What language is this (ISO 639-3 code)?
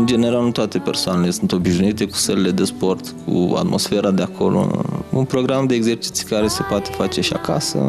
ron